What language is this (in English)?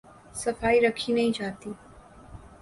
Urdu